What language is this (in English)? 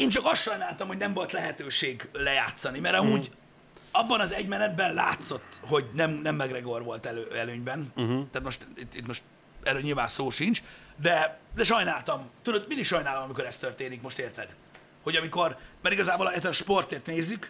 Hungarian